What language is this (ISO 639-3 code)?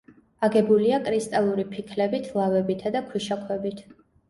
kat